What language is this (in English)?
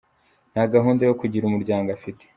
Kinyarwanda